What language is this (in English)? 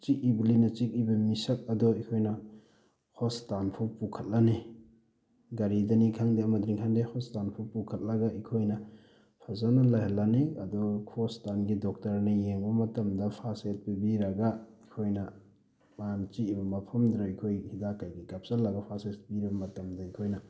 Manipuri